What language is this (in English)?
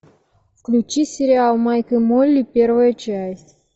Russian